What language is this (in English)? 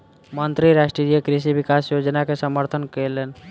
Maithili